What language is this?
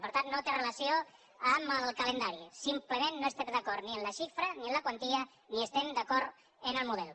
Catalan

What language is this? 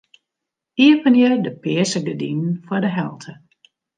Western Frisian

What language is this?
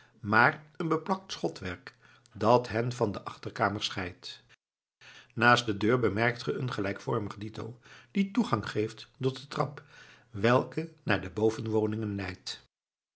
Dutch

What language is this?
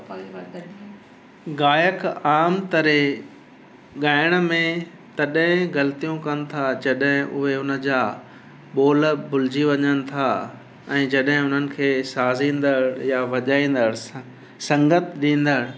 Sindhi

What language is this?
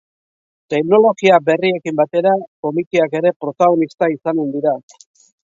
Basque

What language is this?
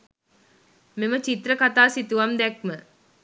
Sinhala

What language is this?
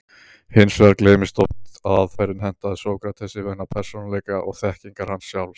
Icelandic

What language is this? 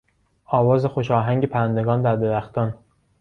Persian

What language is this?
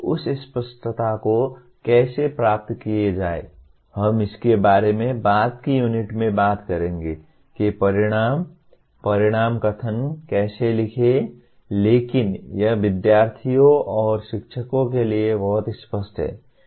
Hindi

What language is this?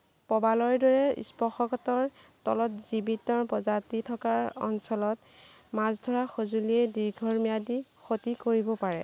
Assamese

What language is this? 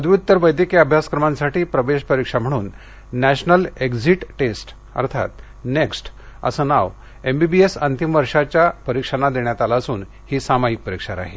Marathi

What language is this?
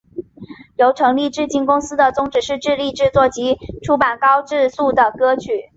Chinese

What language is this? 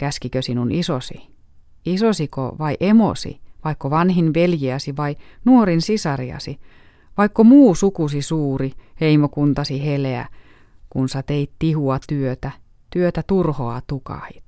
Finnish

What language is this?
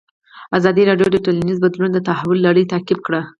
Pashto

